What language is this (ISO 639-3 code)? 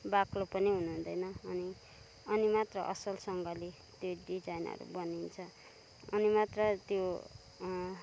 nep